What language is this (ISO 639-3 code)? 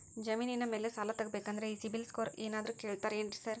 kan